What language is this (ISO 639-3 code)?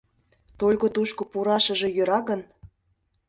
chm